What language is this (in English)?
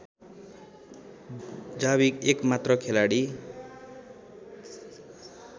Nepali